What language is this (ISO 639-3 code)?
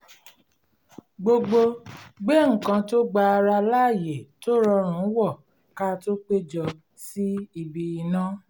yor